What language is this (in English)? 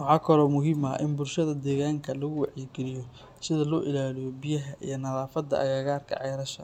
Somali